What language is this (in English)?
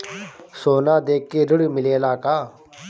Bhojpuri